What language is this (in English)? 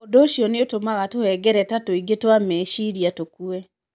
Kikuyu